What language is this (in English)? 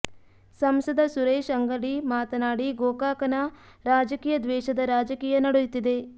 Kannada